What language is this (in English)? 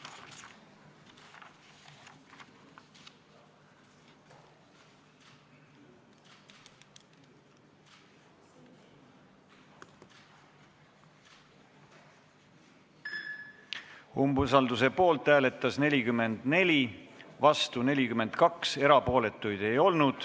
Estonian